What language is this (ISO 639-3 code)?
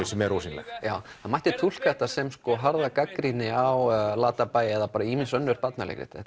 isl